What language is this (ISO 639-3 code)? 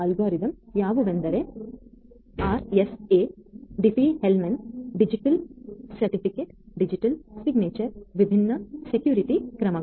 kan